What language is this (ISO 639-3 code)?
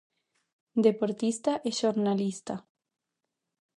glg